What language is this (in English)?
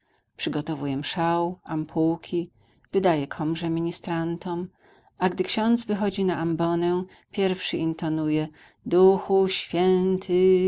Polish